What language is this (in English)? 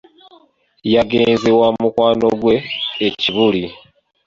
Ganda